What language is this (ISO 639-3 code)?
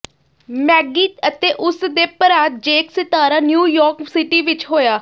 pan